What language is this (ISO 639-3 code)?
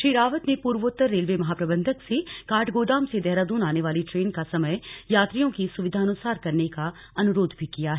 hin